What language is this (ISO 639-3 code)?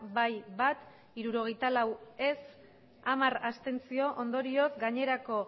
eus